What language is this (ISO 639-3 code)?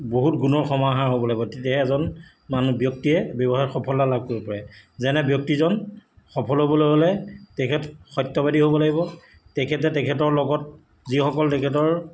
asm